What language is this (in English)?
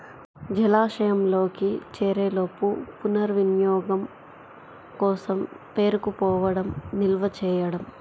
Telugu